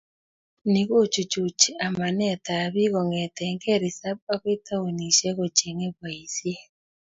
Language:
Kalenjin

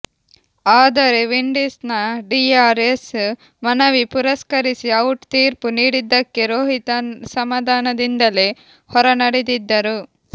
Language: Kannada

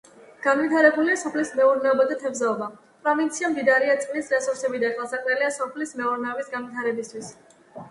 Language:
Georgian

